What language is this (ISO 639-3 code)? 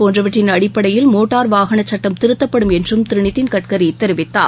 tam